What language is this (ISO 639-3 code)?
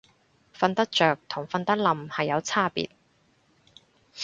yue